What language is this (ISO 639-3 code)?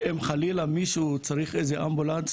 heb